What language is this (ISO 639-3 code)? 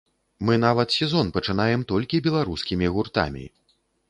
bel